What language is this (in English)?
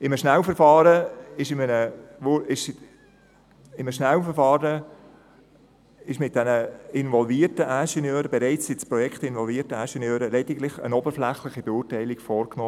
Swiss German